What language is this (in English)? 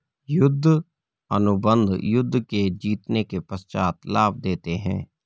Hindi